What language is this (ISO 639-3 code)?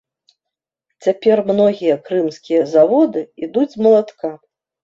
bel